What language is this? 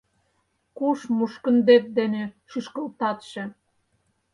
Mari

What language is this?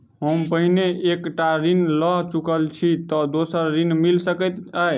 Maithili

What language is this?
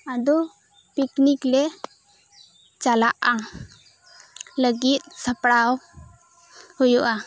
Santali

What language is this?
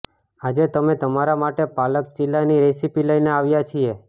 Gujarati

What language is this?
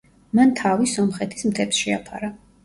Georgian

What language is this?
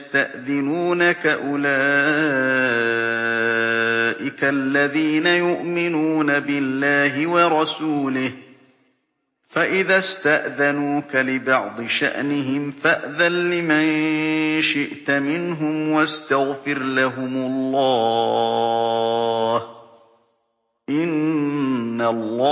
Arabic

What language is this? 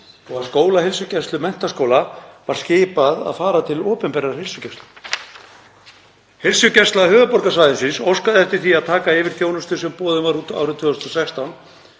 Icelandic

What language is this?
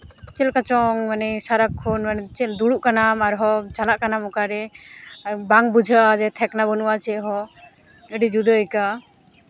Santali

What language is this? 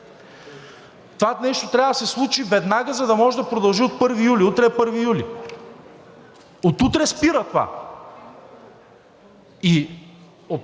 Bulgarian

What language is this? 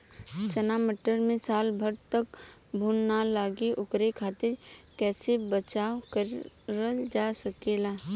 Bhojpuri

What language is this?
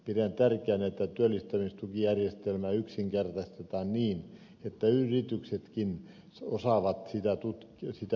Finnish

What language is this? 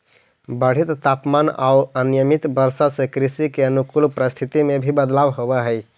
Magahi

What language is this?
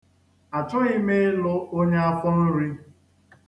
Igbo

